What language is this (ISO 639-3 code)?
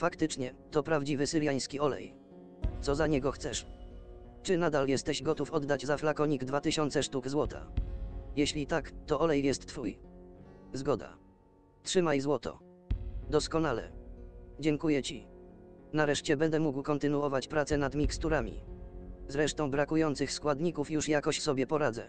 pol